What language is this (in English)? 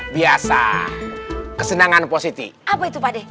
Indonesian